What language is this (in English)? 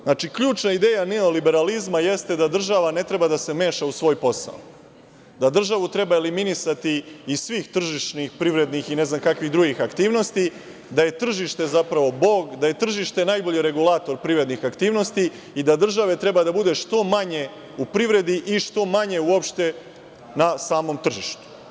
Serbian